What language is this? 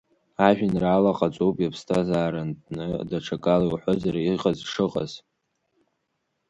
Abkhazian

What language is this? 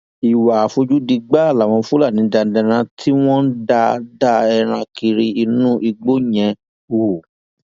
Yoruba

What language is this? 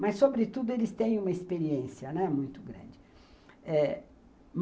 Portuguese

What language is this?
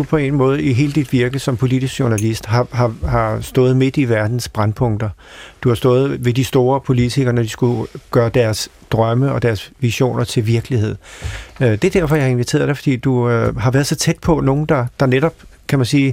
Danish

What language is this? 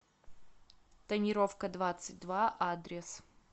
Russian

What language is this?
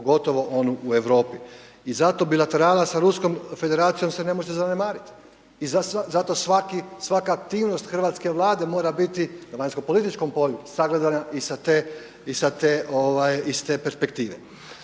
Croatian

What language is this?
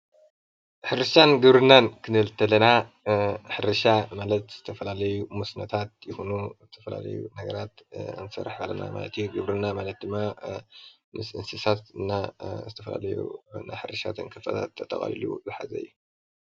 Tigrinya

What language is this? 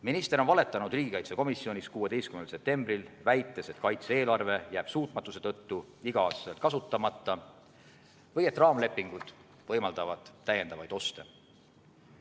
Estonian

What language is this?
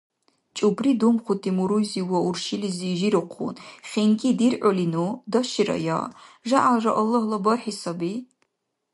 Dargwa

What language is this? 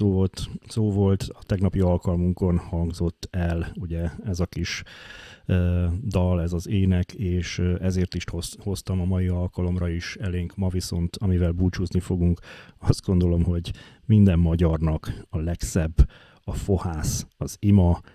Hungarian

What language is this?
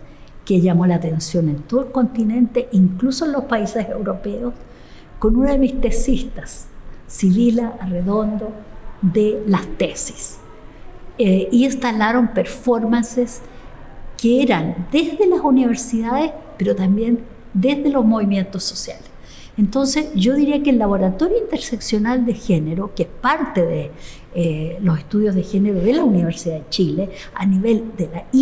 Spanish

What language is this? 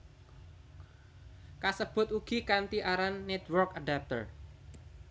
Javanese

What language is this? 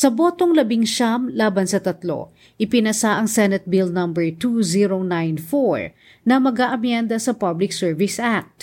Filipino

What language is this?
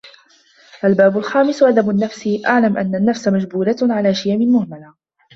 Arabic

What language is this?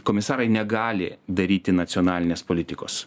Lithuanian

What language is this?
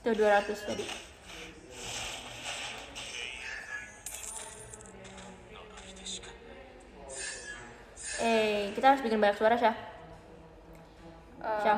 Indonesian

